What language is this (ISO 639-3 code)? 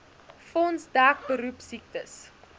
afr